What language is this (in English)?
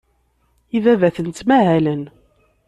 Kabyle